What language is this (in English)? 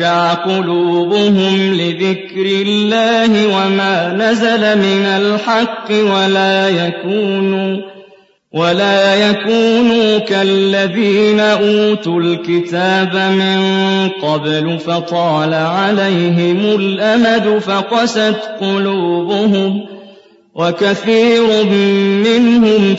Arabic